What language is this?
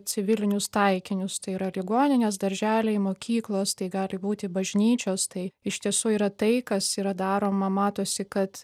Lithuanian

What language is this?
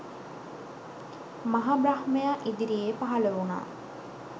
Sinhala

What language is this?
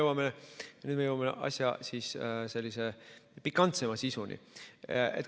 Estonian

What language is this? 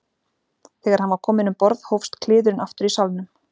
Icelandic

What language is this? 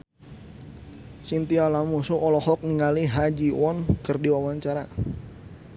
Sundanese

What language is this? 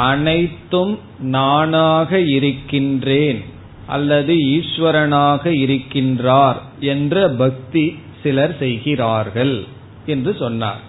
Tamil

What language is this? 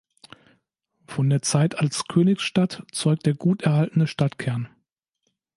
German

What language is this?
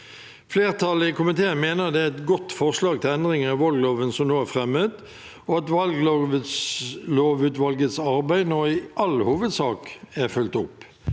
Norwegian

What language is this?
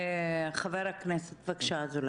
Hebrew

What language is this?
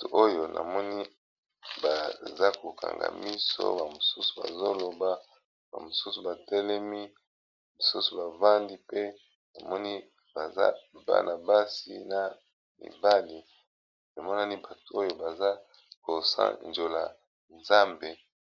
Lingala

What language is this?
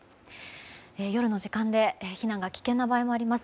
Japanese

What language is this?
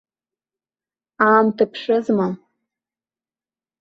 Abkhazian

